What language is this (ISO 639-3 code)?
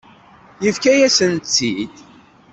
kab